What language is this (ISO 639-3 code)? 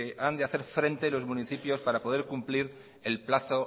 spa